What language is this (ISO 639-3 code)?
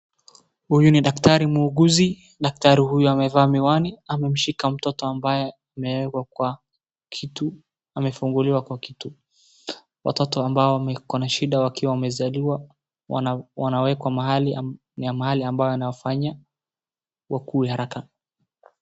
swa